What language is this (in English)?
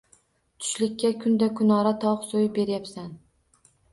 Uzbek